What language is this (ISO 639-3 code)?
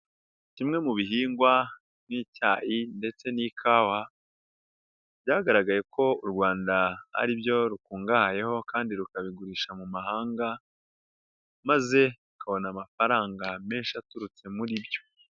kin